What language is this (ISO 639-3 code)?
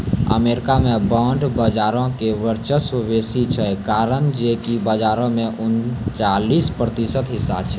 mai